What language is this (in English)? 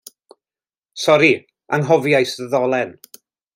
Welsh